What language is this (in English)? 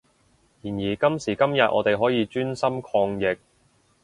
Cantonese